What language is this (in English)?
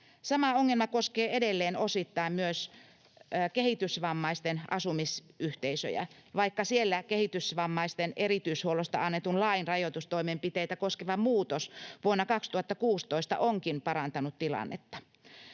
Finnish